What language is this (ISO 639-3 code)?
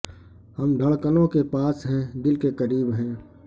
urd